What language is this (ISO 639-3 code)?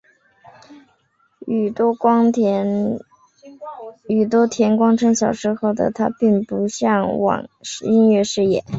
zho